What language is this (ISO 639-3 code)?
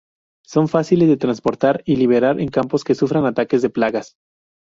spa